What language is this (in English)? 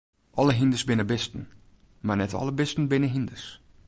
Western Frisian